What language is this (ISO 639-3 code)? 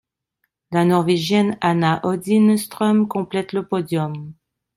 fra